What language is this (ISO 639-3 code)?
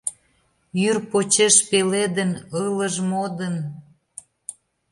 chm